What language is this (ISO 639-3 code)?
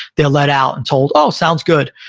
eng